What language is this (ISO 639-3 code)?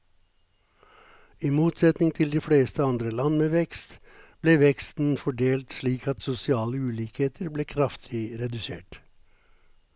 nor